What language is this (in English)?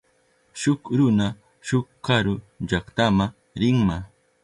Southern Pastaza Quechua